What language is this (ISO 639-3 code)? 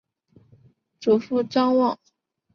zho